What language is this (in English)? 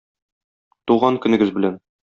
Tatar